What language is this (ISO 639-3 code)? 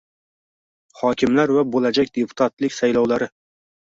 uzb